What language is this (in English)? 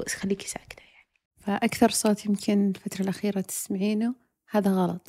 Arabic